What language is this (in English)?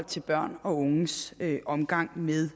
Danish